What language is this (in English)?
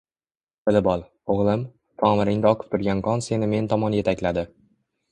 Uzbek